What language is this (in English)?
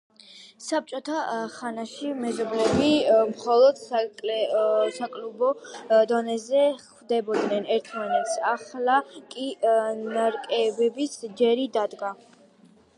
Georgian